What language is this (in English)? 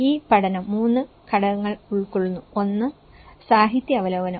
Malayalam